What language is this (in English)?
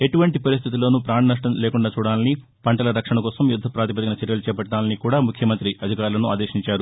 Telugu